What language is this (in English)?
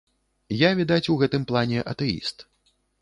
Belarusian